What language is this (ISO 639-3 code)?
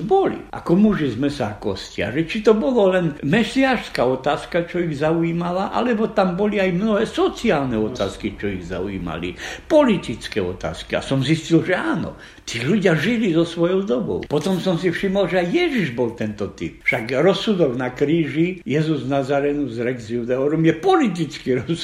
slk